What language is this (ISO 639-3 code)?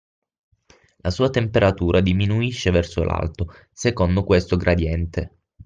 ita